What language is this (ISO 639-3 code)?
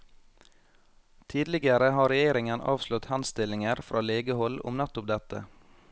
nor